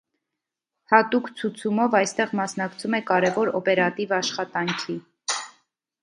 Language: Armenian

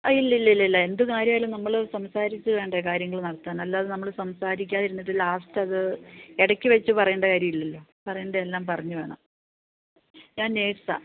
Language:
Malayalam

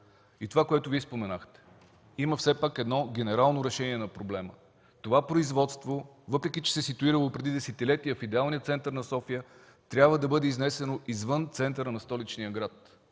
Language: Bulgarian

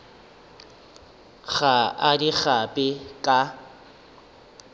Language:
Northern Sotho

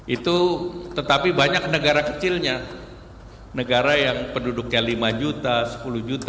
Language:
Indonesian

